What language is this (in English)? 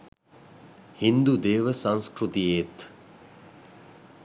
Sinhala